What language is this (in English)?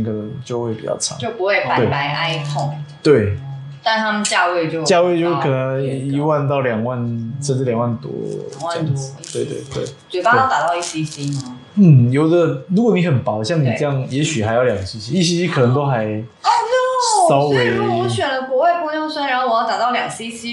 Chinese